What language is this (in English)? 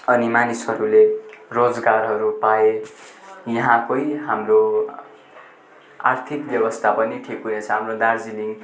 Nepali